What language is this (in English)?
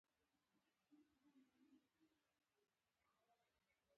Pashto